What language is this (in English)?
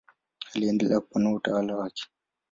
Swahili